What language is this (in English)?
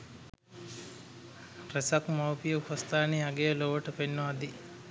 Sinhala